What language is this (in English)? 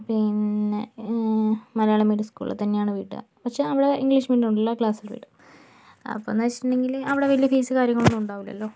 Malayalam